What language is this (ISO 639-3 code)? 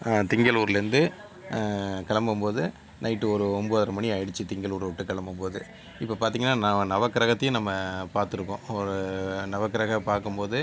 tam